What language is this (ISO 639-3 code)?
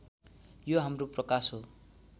nep